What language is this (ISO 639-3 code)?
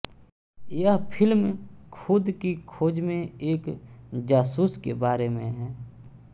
hin